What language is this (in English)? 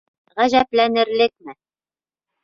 Bashkir